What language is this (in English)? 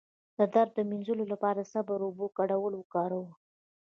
Pashto